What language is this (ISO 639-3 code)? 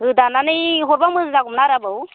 brx